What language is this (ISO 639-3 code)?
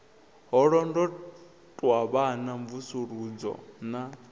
ven